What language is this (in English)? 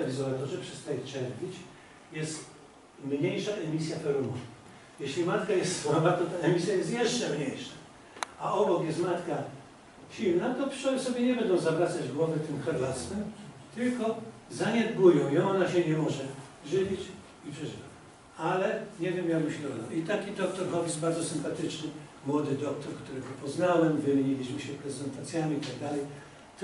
Polish